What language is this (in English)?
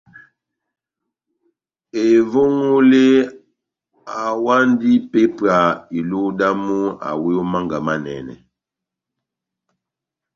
Batanga